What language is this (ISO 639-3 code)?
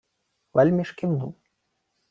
ukr